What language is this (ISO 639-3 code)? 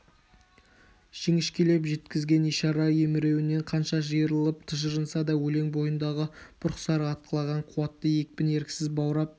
kaz